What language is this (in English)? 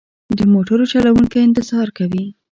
Pashto